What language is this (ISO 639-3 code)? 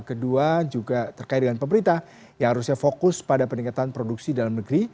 ind